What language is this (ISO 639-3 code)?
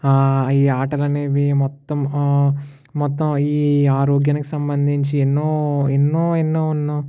tel